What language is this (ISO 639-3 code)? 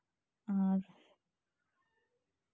sat